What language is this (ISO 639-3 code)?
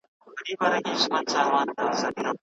pus